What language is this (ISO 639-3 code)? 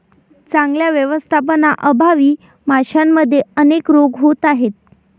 mar